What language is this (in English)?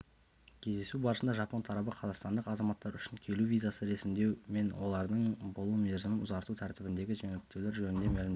Kazakh